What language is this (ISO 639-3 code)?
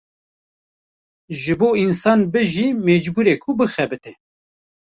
kur